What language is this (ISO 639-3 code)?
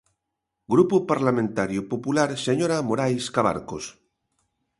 glg